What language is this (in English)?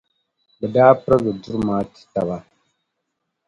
Dagbani